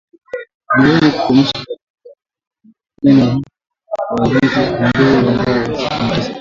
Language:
Swahili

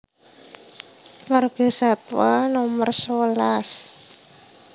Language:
Javanese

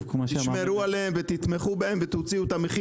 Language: Hebrew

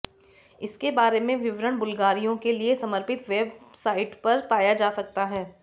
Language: Hindi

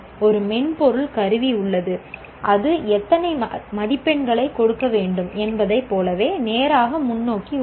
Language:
Tamil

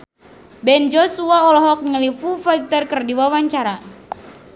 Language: Sundanese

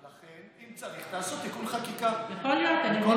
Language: Hebrew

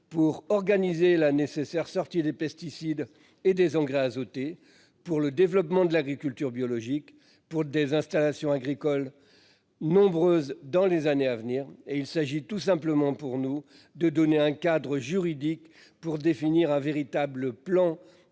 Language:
French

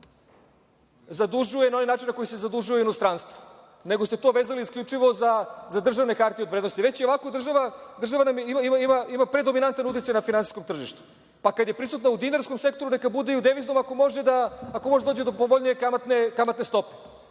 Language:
Serbian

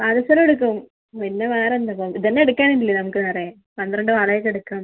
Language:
Malayalam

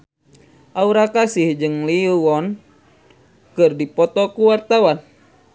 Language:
Sundanese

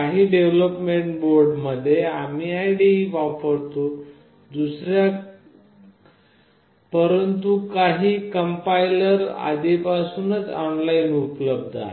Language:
Marathi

